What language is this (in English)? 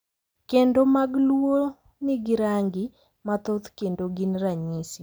Luo (Kenya and Tanzania)